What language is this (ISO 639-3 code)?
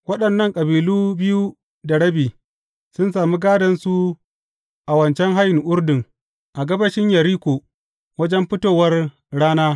hau